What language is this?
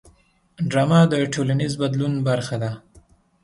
Pashto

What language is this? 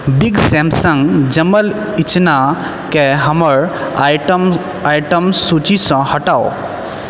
Maithili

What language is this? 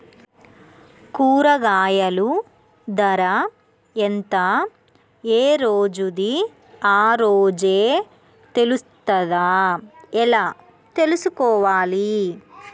Telugu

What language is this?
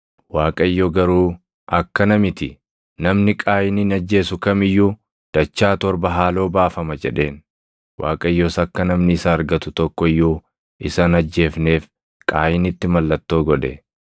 Oromo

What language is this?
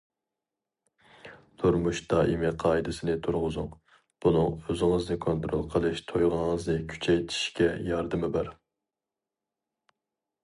Uyghur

